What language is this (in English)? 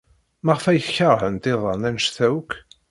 Kabyle